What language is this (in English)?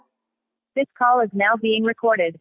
Odia